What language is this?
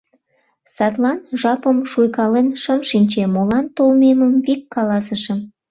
Mari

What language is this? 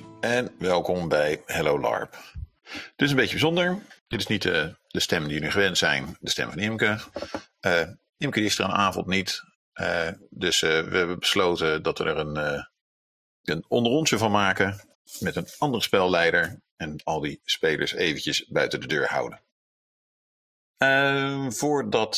Dutch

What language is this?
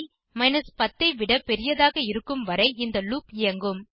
Tamil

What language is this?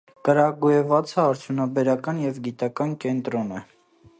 Armenian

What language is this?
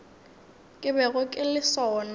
Northern Sotho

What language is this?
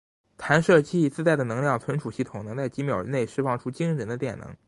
Chinese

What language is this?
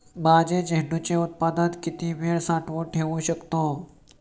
Marathi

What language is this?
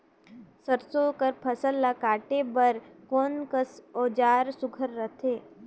Chhattisgarhi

